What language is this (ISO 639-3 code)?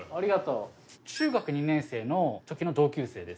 jpn